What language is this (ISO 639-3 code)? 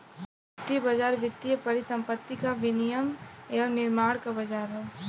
bho